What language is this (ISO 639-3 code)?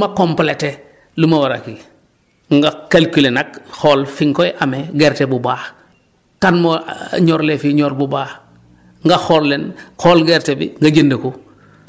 wol